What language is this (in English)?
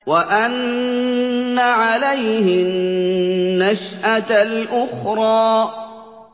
Arabic